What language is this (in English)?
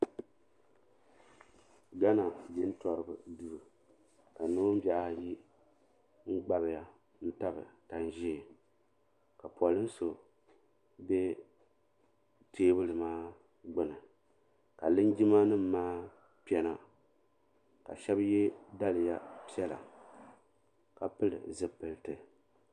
Dagbani